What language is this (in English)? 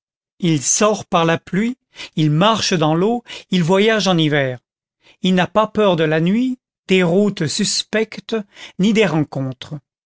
French